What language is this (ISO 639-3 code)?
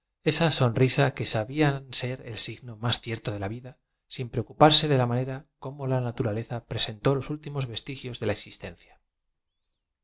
spa